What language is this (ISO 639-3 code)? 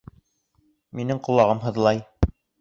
bak